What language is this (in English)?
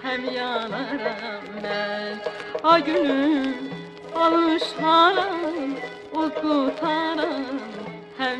Turkish